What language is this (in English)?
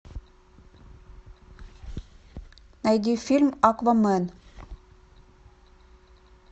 Russian